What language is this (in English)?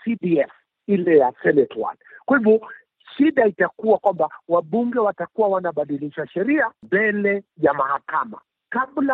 Swahili